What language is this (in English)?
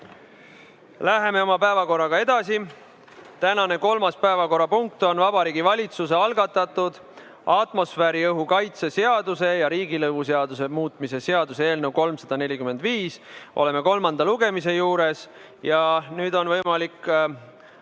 Estonian